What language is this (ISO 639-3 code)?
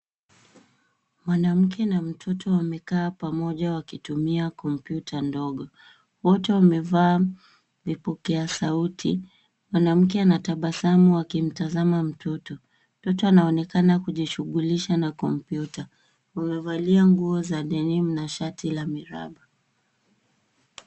swa